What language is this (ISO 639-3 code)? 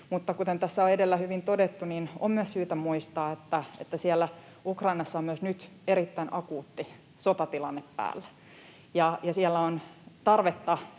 fin